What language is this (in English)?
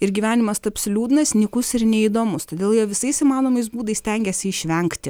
Lithuanian